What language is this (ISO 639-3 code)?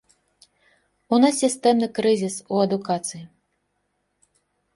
bel